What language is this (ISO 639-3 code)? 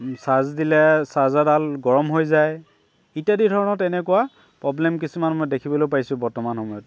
asm